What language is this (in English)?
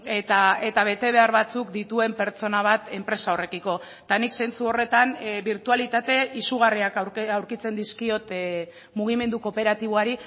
Basque